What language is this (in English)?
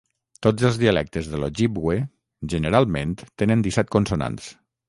Catalan